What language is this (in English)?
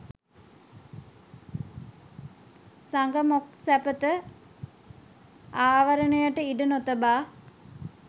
Sinhala